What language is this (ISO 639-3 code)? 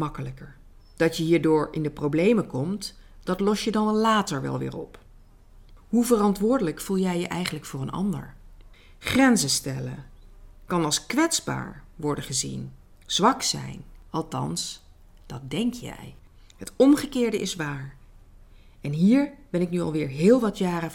nld